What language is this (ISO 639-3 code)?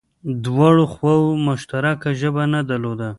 pus